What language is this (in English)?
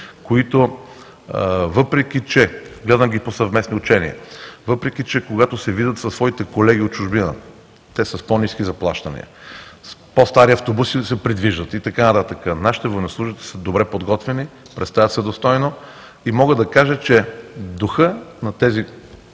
Bulgarian